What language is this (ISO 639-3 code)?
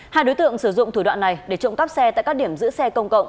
vie